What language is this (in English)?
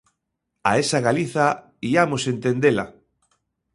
Galician